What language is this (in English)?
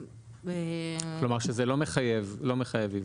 Hebrew